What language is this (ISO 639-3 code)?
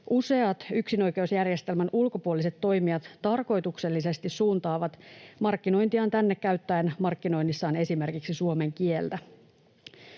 fin